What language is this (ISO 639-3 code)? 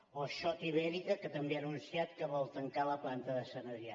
cat